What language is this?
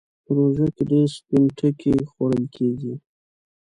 Pashto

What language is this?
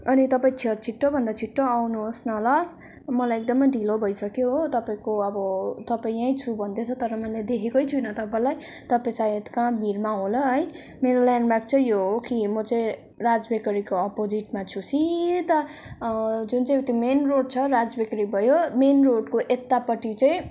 Nepali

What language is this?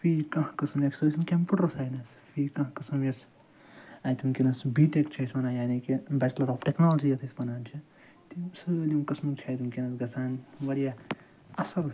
Kashmiri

